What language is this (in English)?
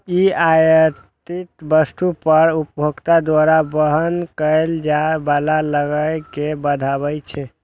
Maithili